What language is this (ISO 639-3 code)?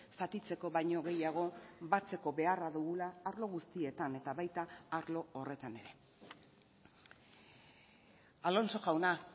eus